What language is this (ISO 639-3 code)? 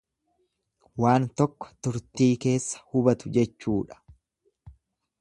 orm